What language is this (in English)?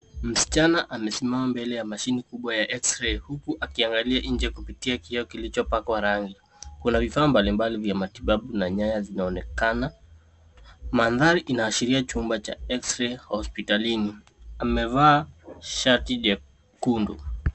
Swahili